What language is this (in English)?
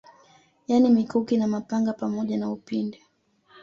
Swahili